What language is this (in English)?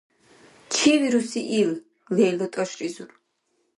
Dargwa